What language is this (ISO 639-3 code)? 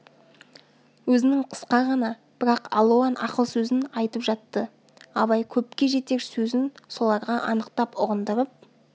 kaz